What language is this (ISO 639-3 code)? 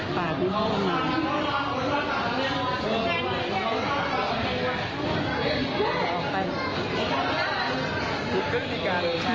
tha